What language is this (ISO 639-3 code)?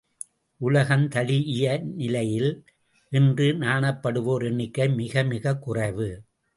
tam